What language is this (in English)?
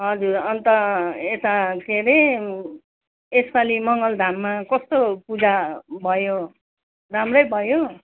Nepali